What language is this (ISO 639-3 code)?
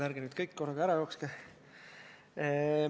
est